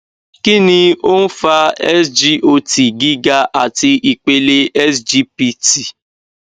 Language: Yoruba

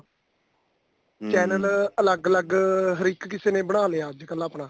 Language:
Punjabi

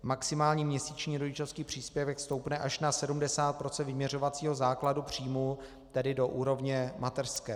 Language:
Czech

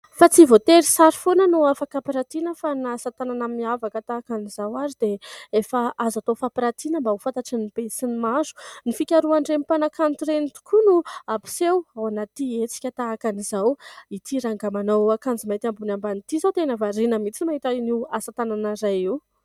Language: Malagasy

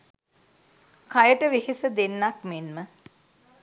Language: Sinhala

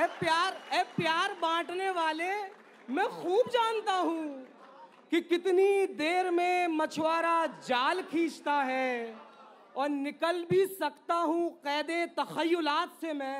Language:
Hindi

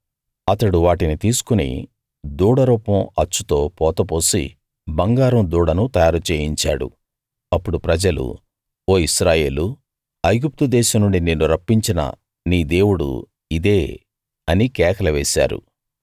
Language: Telugu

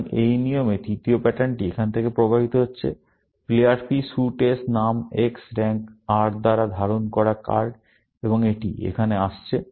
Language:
Bangla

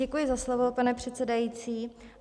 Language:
Czech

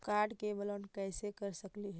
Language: Magahi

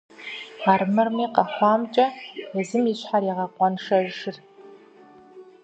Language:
Kabardian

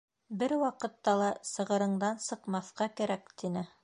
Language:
Bashkir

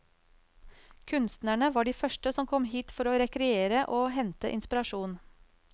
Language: Norwegian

